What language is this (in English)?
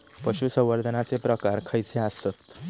Marathi